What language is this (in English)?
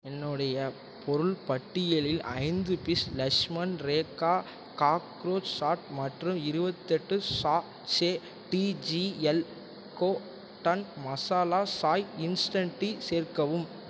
Tamil